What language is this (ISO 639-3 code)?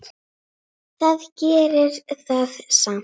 isl